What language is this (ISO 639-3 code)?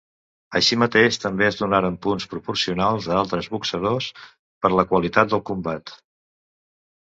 cat